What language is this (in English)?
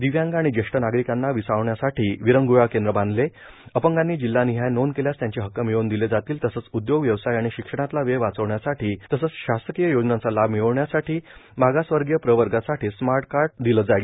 Marathi